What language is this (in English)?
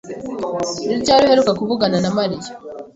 Kinyarwanda